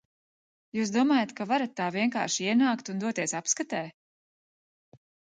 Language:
Latvian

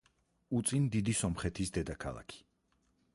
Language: Georgian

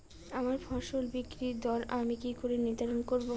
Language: Bangla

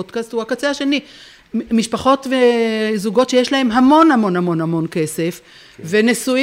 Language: Hebrew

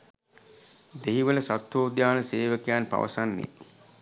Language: Sinhala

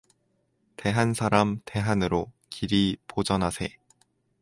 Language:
Korean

